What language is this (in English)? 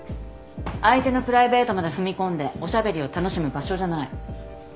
Japanese